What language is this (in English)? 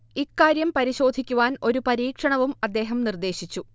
Malayalam